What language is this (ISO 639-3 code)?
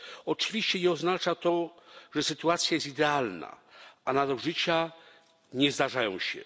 pol